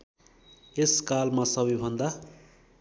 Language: Nepali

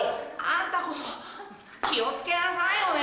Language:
Japanese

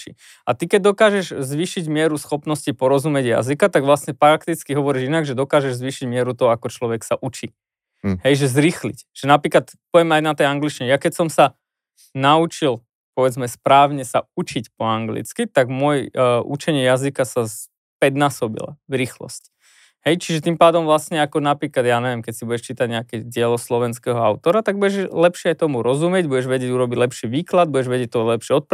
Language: Slovak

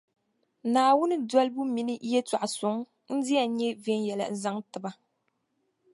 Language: Dagbani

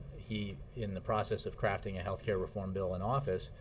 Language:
English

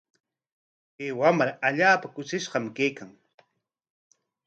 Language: Corongo Ancash Quechua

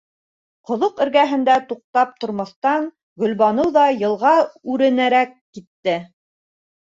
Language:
Bashkir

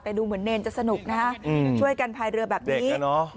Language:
Thai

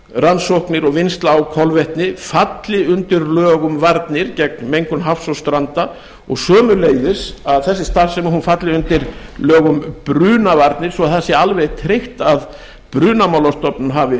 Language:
Icelandic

